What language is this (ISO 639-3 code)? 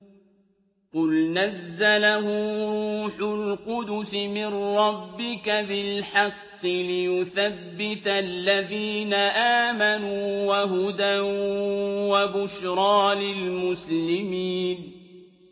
ara